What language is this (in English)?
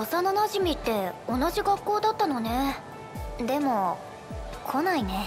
Japanese